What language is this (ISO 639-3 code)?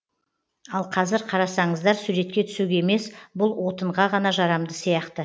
kaz